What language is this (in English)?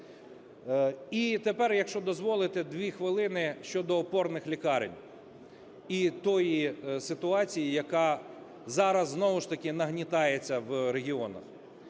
Ukrainian